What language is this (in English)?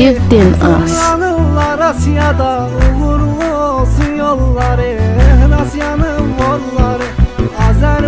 Azerbaijani